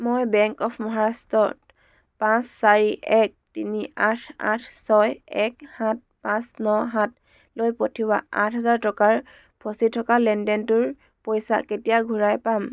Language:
Assamese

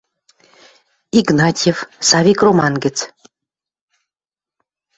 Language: Western Mari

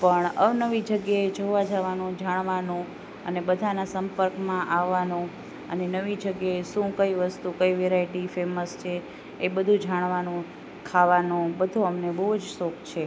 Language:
Gujarati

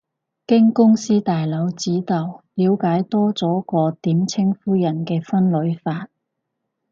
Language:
Cantonese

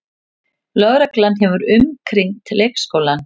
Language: Icelandic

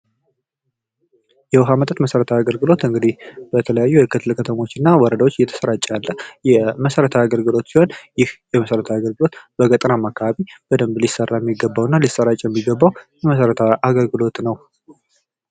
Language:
Amharic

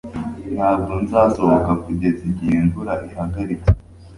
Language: Kinyarwanda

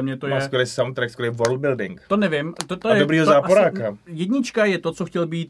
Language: Czech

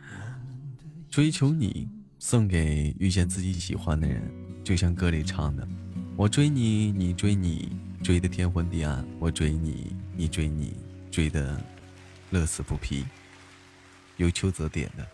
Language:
Chinese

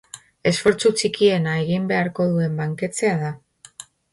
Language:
Basque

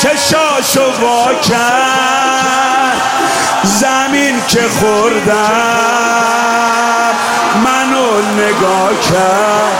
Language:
Persian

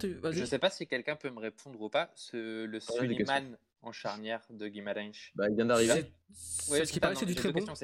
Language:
French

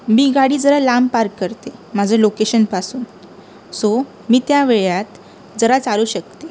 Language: Marathi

